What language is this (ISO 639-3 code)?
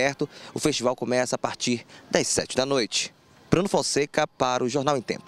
por